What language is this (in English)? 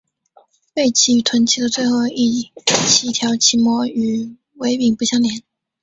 Chinese